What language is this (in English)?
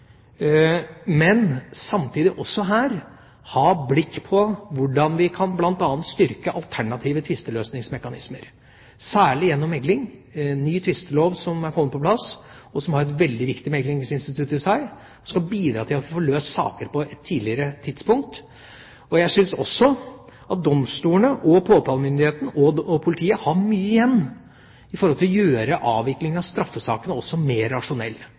Norwegian Bokmål